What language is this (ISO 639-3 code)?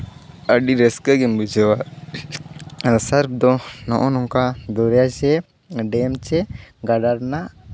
sat